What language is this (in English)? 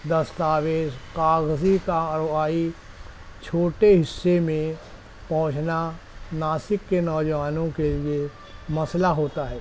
Urdu